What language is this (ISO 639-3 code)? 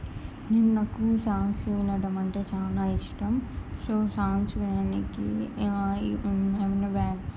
tel